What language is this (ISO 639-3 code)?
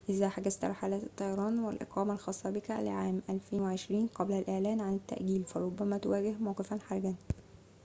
ara